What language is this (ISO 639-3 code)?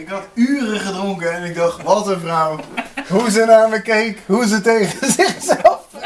nld